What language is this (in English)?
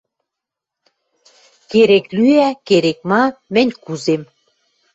Western Mari